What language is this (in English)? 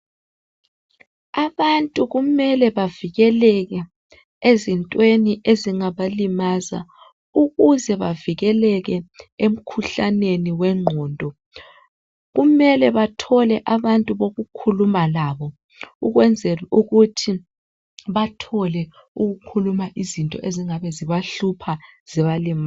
North Ndebele